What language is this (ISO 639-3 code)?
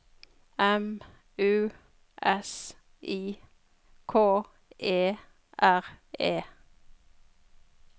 nor